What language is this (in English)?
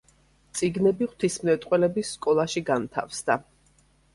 Georgian